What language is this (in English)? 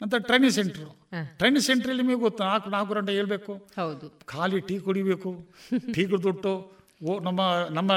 Kannada